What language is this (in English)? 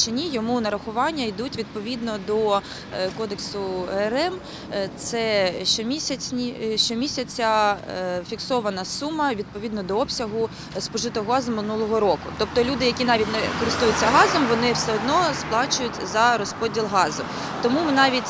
Ukrainian